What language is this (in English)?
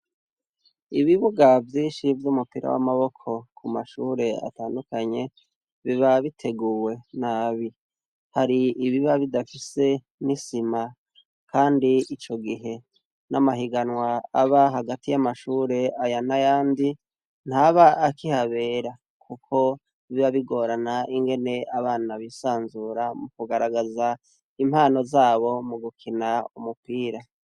Rundi